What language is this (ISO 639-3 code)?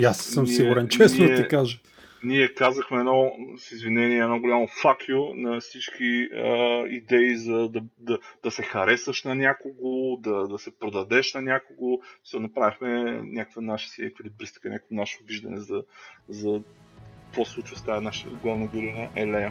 bul